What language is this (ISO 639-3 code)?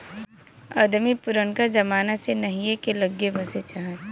bho